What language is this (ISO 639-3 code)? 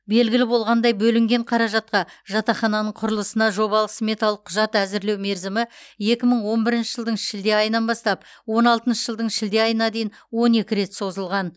kaz